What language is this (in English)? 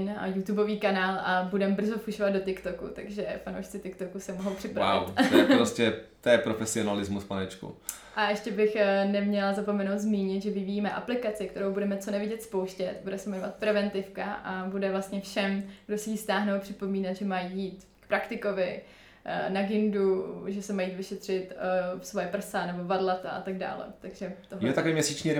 Czech